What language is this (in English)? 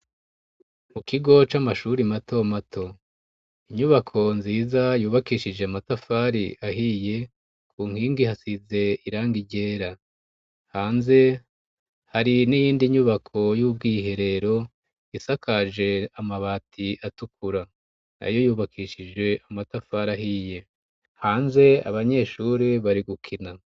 Rundi